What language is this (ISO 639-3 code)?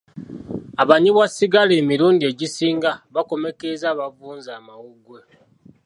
lug